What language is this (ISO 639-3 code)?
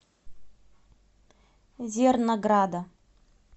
rus